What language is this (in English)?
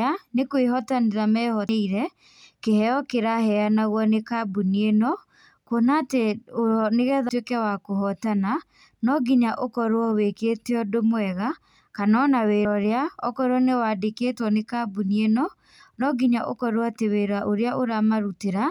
Kikuyu